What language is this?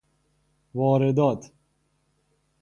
Persian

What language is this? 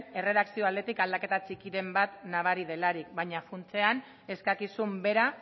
Basque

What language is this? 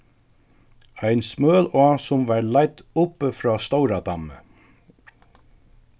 Faroese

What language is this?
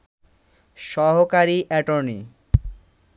Bangla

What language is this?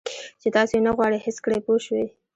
Pashto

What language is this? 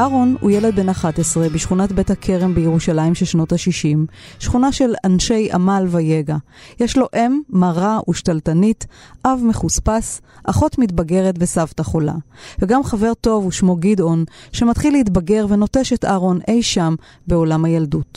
Hebrew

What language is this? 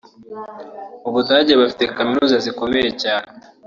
Kinyarwanda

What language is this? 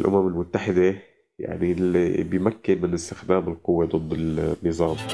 Arabic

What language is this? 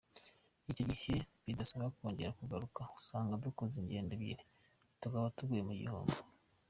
Kinyarwanda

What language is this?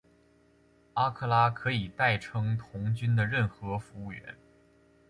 Chinese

